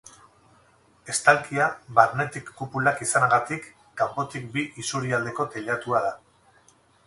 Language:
Basque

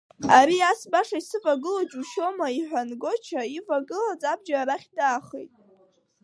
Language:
Abkhazian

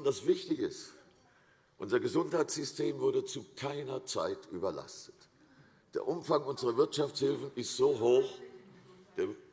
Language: German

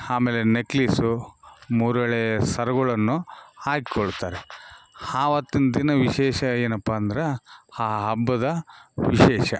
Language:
Kannada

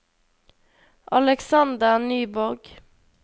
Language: Norwegian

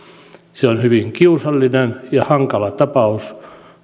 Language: Finnish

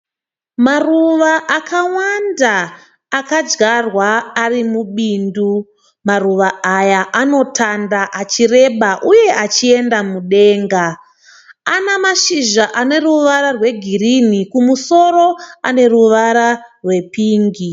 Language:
Shona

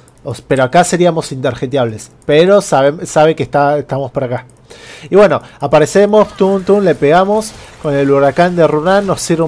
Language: Spanish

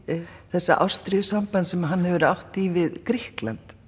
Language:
Icelandic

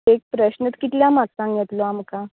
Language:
Konkani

